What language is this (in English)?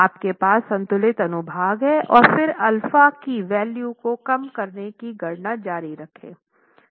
Hindi